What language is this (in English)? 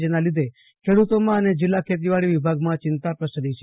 Gujarati